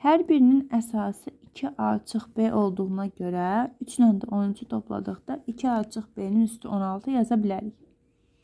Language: Turkish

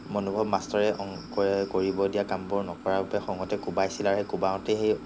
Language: Assamese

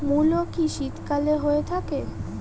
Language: Bangla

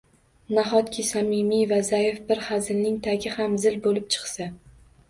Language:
Uzbek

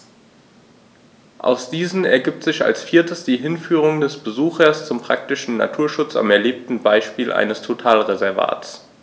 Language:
German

